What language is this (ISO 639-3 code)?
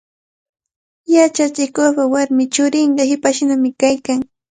qvl